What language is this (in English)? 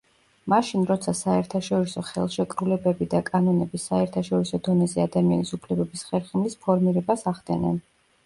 Georgian